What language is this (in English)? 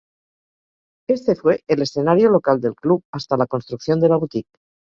Spanish